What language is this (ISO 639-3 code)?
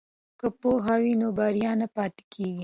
pus